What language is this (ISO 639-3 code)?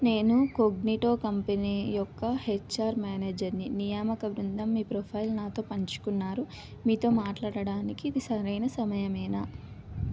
tel